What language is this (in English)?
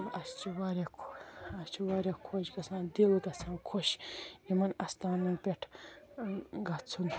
Kashmiri